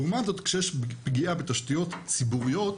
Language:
Hebrew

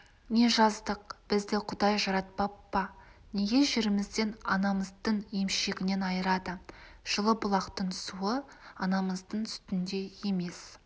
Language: Kazakh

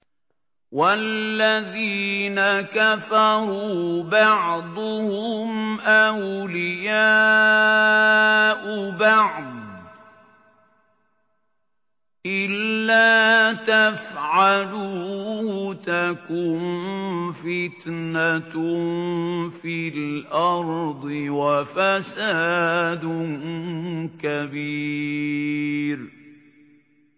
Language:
Arabic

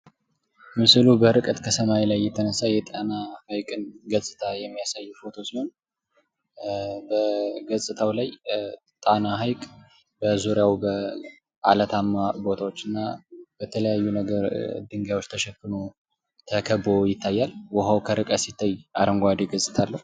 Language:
Amharic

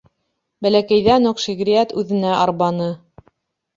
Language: Bashkir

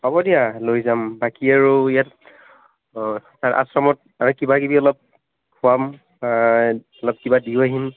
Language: Assamese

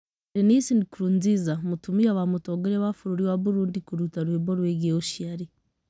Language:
Kikuyu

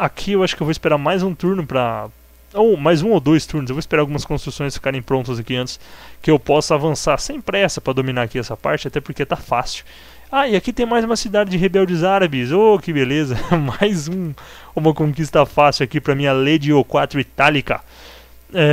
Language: Portuguese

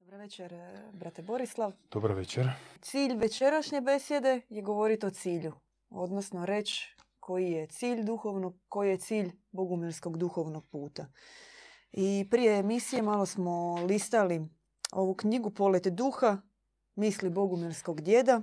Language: Croatian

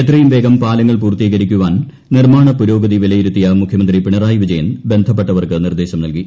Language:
Malayalam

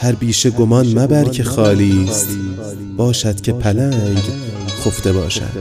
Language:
Persian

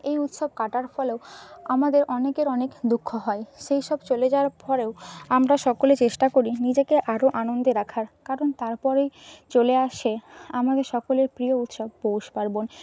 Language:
Bangla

